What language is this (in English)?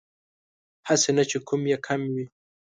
Pashto